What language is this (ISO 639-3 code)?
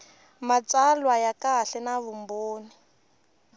tso